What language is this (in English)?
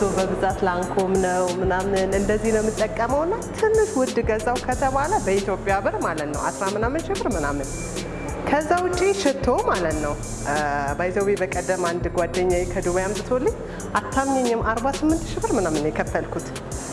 Amharic